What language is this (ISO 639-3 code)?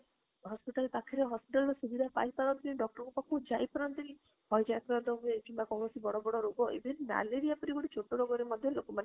ori